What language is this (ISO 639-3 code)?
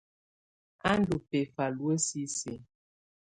tvu